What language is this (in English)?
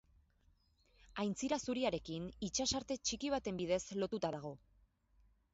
Basque